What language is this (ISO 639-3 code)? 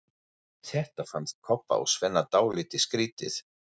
isl